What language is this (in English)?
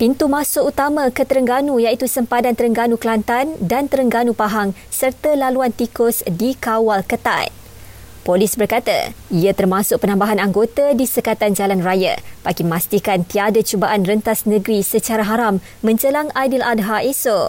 Malay